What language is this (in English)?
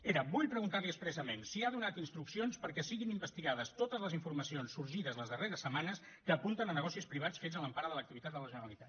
Catalan